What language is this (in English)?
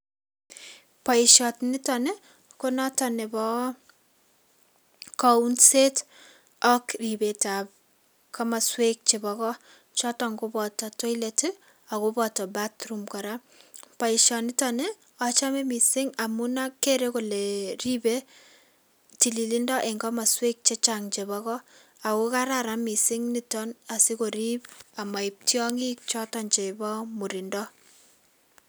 Kalenjin